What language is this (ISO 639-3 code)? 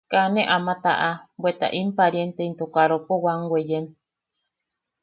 yaq